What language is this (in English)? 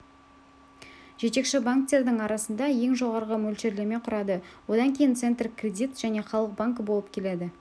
Kazakh